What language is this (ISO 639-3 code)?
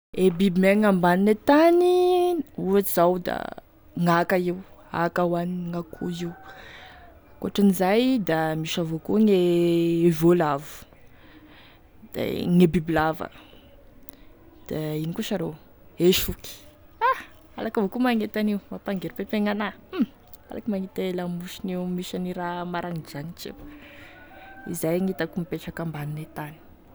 tkg